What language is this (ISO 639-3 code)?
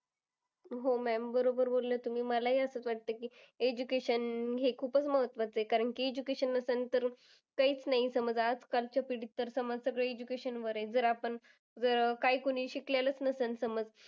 mar